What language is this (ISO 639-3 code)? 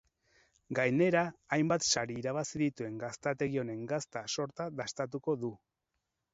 eus